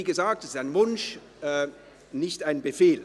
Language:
Swiss German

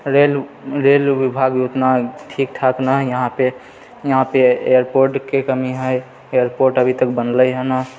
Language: Maithili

